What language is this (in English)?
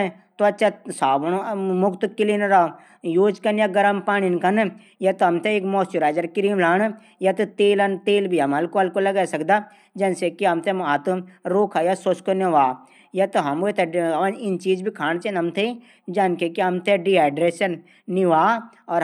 Garhwali